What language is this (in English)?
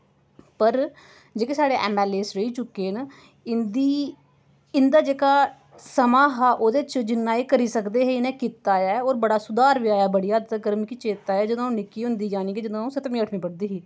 Dogri